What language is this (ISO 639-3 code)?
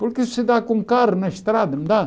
por